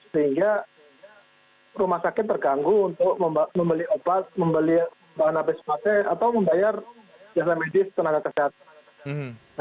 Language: Indonesian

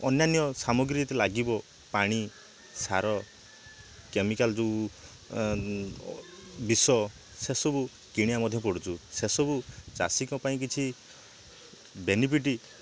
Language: Odia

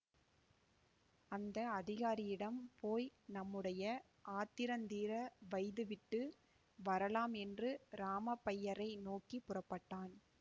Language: Tamil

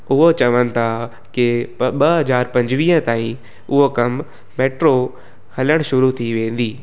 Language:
Sindhi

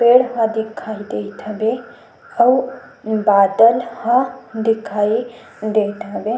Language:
Chhattisgarhi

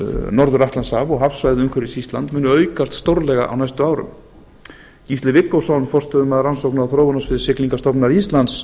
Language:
Icelandic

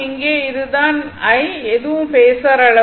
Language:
Tamil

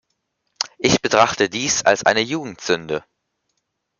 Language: German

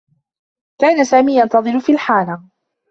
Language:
Arabic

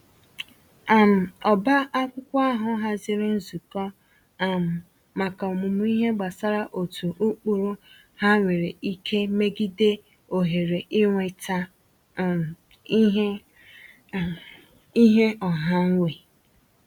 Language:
Igbo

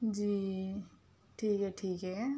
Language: Urdu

